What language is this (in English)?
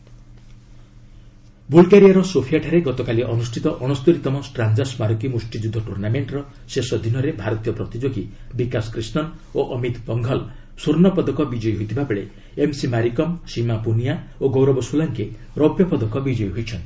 Odia